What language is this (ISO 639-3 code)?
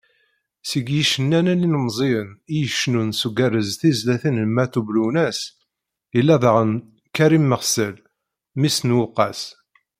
kab